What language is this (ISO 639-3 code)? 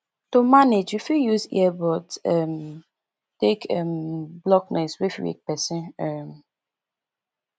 pcm